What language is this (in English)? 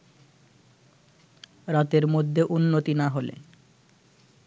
Bangla